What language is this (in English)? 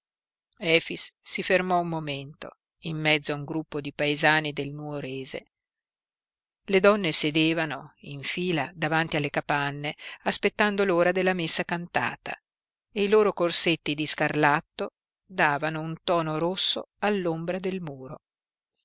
Italian